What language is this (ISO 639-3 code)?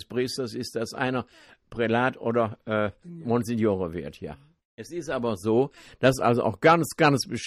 deu